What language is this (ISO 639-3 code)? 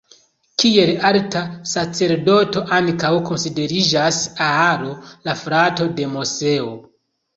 epo